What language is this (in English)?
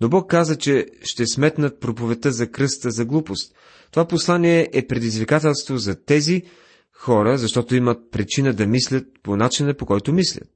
Bulgarian